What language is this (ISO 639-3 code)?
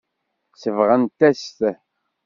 kab